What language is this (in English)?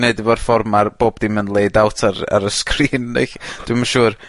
Welsh